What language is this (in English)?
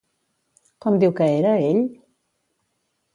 Catalan